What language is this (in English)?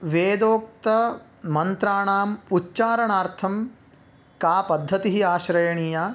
Sanskrit